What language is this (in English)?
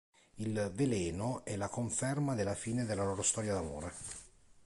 Italian